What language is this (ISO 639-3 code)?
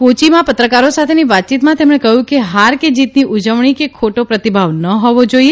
guj